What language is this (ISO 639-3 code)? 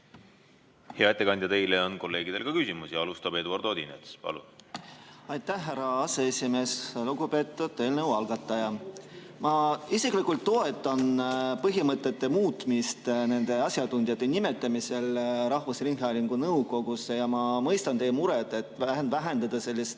est